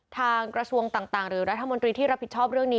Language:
Thai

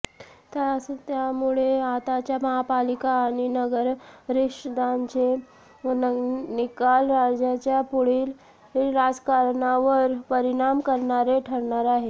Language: Marathi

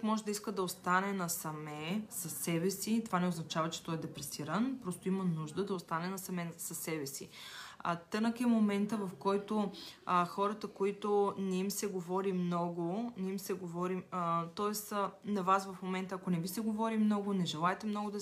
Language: Bulgarian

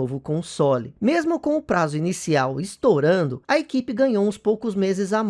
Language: Portuguese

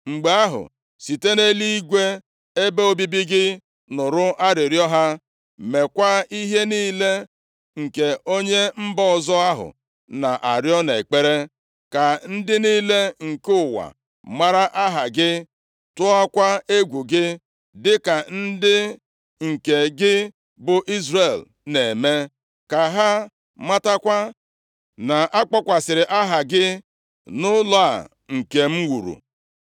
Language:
Igbo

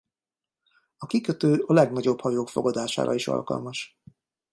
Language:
Hungarian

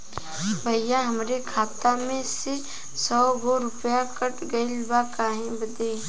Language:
Bhojpuri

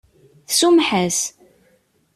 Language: Kabyle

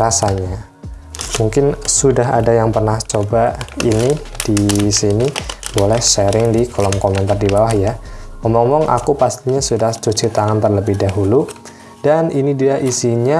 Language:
Indonesian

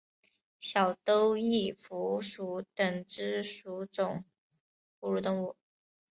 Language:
Chinese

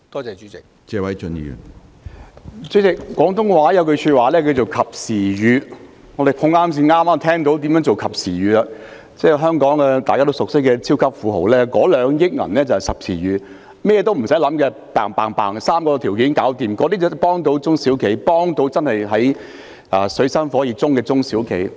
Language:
Cantonese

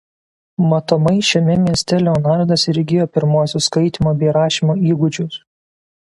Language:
Lithuanian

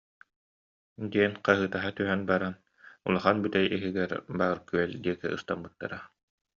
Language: Yakut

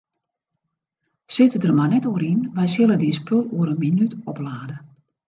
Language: Western Frisian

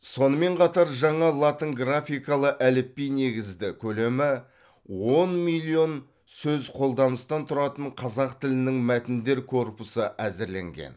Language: Kazakh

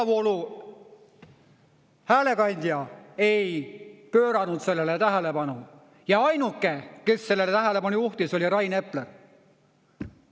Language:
Estonian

